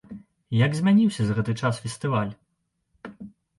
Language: Belarusian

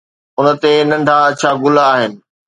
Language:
Sindhi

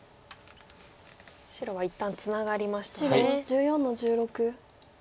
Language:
Japanese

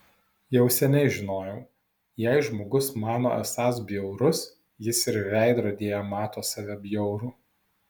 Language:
Lithuanian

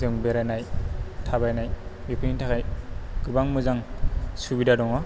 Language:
Bodo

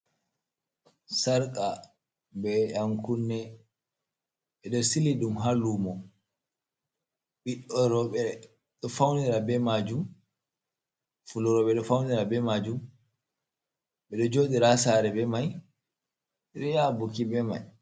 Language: Fula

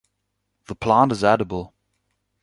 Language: English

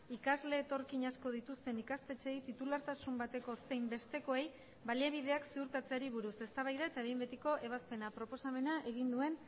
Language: Basque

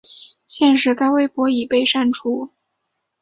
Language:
Chinese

